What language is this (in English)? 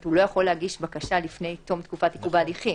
Hebrew